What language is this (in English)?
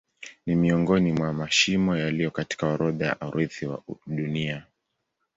Swahili